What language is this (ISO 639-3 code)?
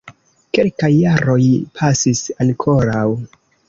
epo